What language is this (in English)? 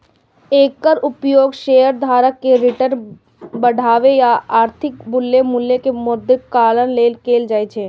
Maithili